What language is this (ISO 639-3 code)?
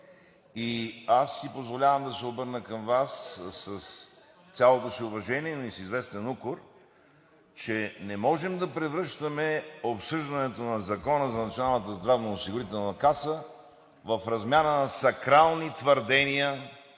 bul